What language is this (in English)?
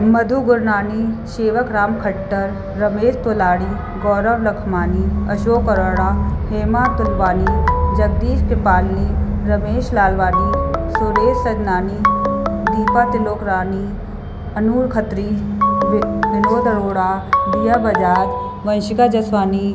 Sindhi